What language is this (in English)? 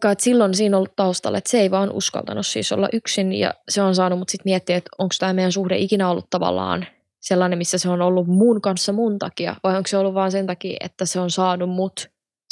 Finnish